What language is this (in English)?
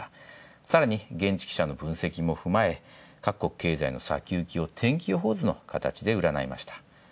Japanese